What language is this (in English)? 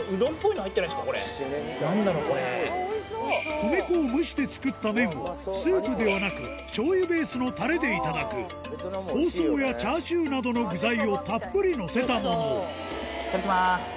Japanese